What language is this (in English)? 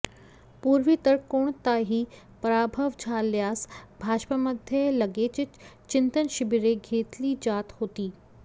Marathi